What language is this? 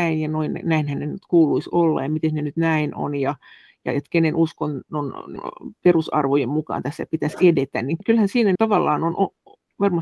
Finnish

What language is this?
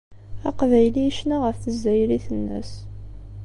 Kabyle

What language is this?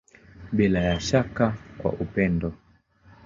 Swahili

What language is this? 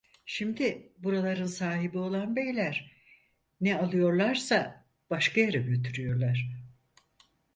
Turkish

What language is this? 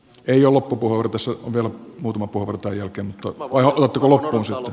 Finnish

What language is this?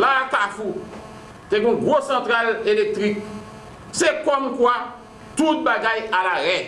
French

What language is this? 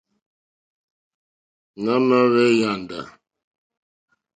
Mokpwe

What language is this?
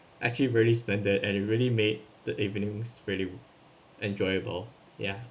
English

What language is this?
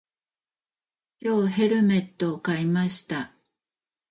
Japanese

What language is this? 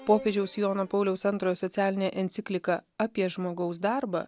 Lithuanian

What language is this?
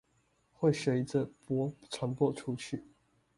Chinese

